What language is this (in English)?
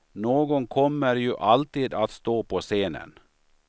Swedish